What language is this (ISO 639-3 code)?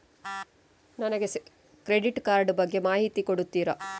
kan